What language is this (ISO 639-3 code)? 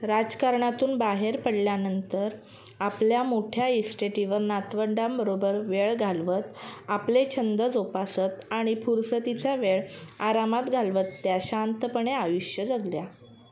mar